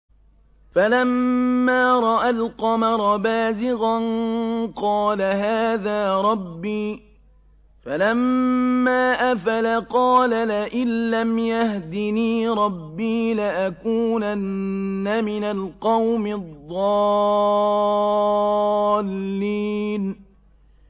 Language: Arabic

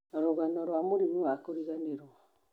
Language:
Kikuyu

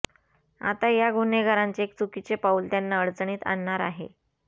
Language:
Marathi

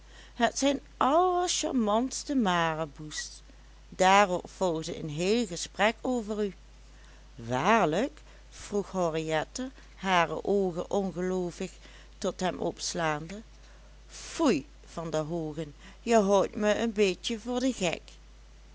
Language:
Dutch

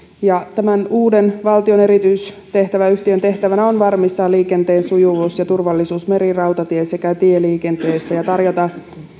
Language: Finnish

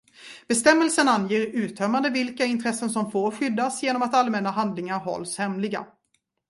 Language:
Swedish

